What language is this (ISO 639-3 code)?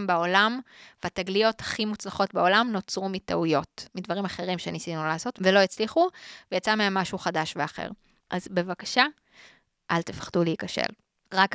heb